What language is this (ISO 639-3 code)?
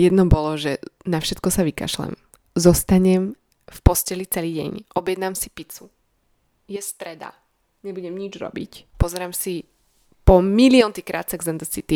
slk